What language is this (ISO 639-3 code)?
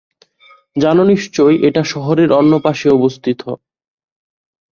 ben